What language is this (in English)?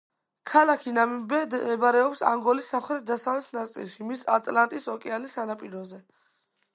Georgian